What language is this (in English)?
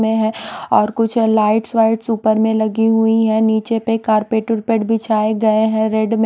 Hindi